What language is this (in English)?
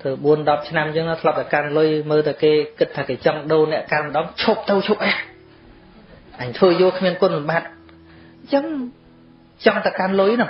Vietnamese